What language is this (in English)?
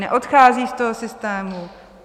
Czech